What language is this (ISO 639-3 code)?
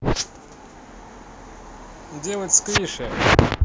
rus